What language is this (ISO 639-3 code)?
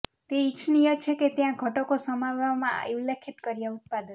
guj